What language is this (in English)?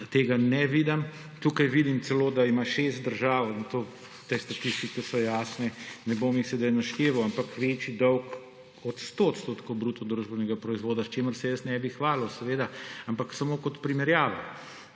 Slovenian